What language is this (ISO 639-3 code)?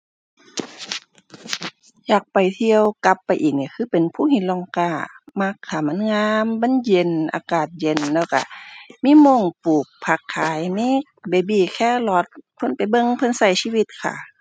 tha